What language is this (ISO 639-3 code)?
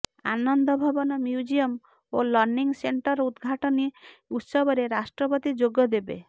ori